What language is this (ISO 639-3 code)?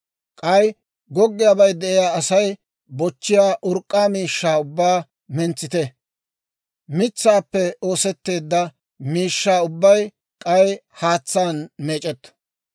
dwr